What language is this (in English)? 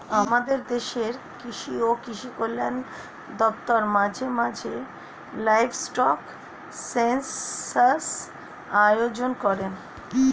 Bangla